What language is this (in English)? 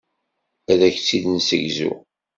Kabyle